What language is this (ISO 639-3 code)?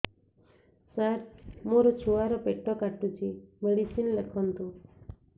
ori